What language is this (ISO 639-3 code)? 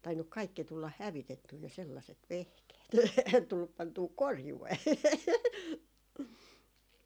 fin